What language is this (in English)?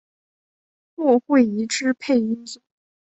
Chinese